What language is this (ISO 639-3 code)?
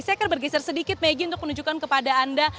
ind